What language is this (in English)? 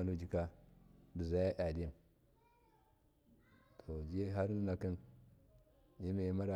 Miya